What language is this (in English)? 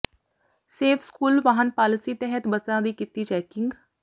Punjabi